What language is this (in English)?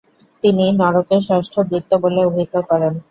Bangla